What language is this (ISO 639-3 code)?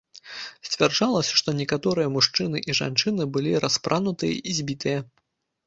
bel